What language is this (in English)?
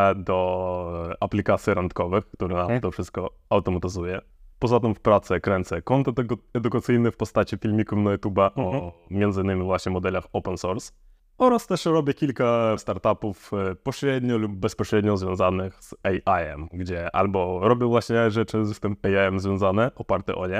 Polish